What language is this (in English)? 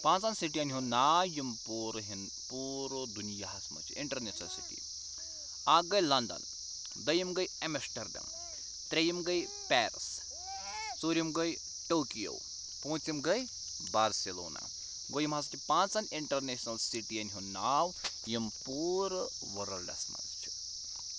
Kashmiri